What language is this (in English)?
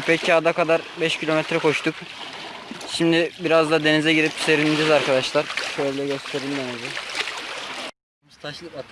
Turkish